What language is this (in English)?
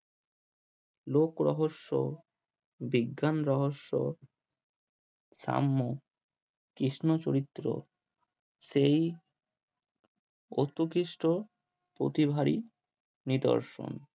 Bangla